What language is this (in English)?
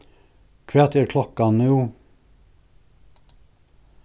Faroese